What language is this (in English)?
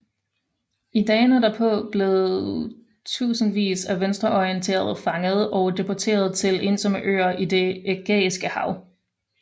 Danish